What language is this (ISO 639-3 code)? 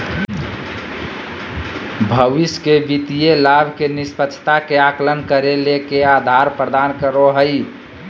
mag